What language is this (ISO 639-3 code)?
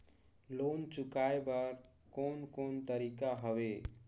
hne